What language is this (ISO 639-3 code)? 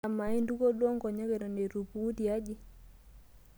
mas